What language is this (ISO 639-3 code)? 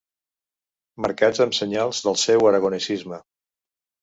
cat